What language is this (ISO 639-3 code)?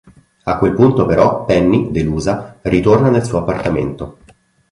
ita